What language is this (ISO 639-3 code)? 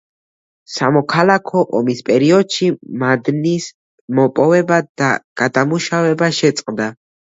kat